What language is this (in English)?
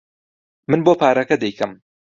Central Kurdish